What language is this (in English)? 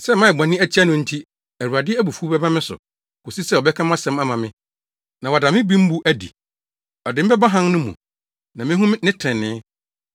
Akan